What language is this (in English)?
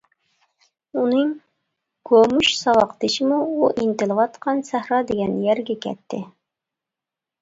Uyghur